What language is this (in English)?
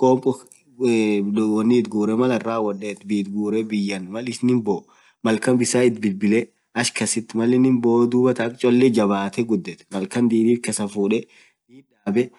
Orma